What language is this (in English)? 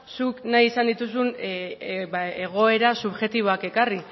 Basque